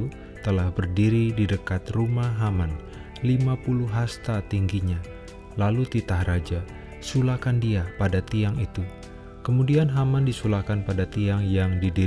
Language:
Indonesian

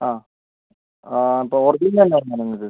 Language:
Malayalam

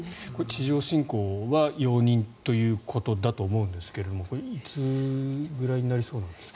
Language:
Japanese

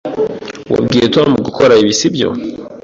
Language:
Kinyarwanda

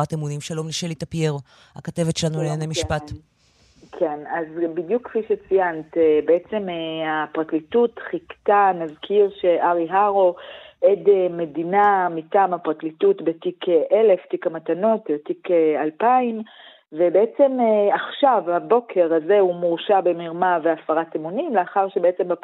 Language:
Hebrew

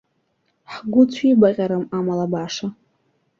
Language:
Abkhazian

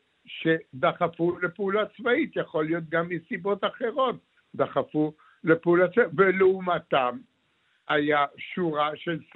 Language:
Hebrew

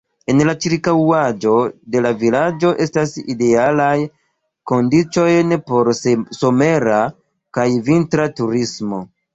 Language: Esperanto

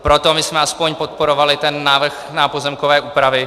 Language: Czech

